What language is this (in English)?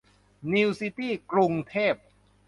Thai